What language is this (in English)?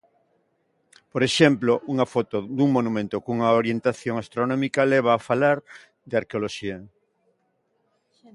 Galician